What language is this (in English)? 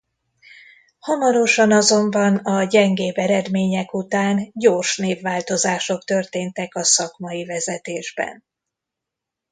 Hungarian